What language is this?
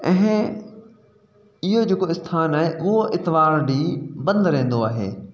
Sindhi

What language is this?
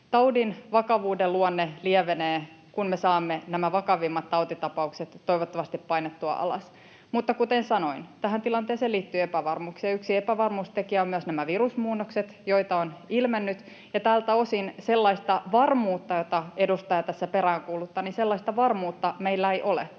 Finnish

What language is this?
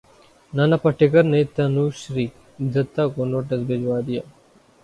Urdu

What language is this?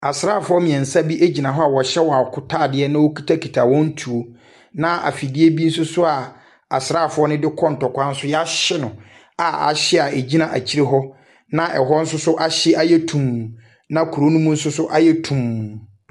Akan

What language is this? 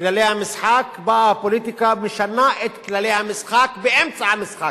Hebrew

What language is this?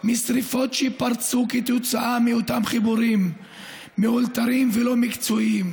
Hebrew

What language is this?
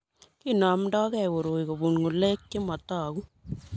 Kalenjin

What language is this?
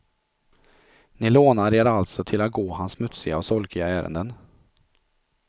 Swedish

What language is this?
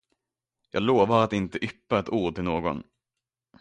Swedish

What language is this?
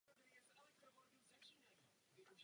Czech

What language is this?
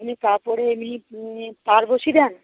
Bangla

